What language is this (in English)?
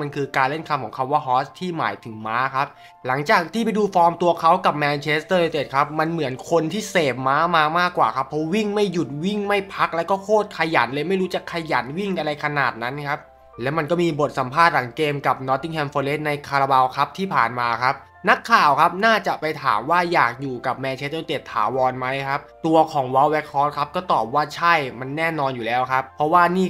Thai